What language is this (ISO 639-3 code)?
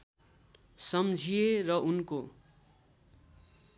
nep